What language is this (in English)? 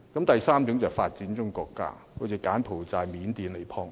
Cantonese